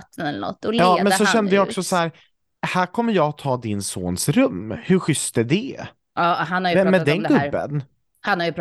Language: Swedish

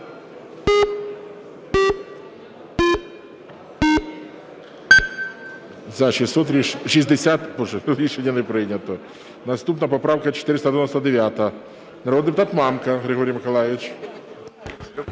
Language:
Ukrainian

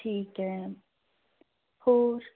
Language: Punjabi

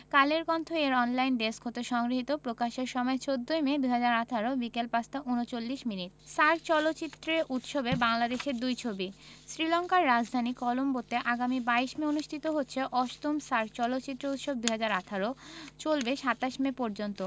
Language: Bangla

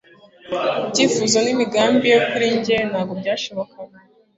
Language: Kinyarwanda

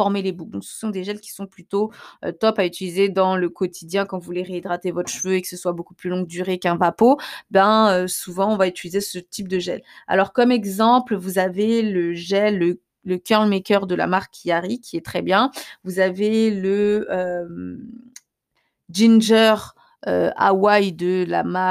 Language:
French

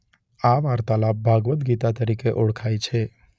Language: Gujarati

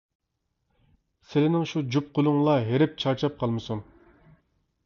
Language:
Uyghur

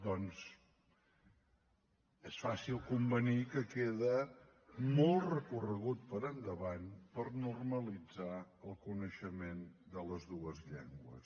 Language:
Catalan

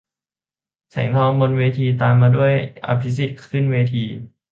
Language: Thai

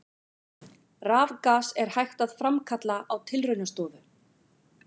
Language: Icelandic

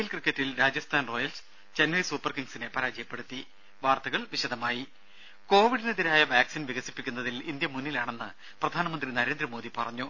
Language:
Malayalam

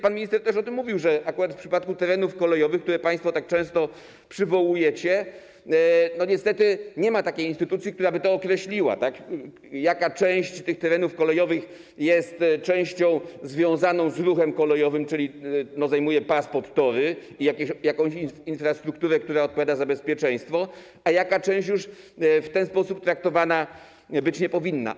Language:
Polish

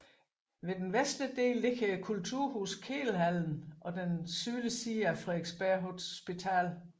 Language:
Danish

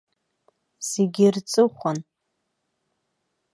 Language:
Abkhazian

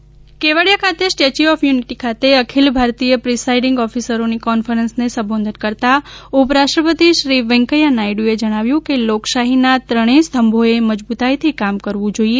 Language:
Gujarati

